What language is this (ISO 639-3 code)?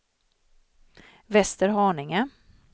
swe